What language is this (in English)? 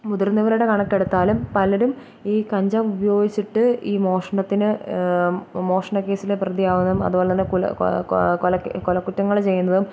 Malayalam